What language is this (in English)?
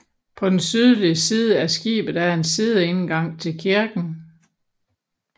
Danish